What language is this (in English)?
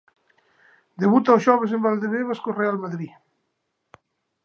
Galician